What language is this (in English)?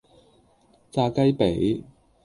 Cantonese